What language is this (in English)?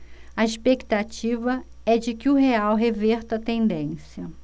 Portuguese